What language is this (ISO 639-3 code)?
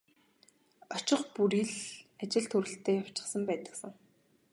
mon